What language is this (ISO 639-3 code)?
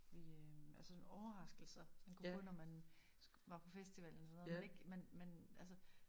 dan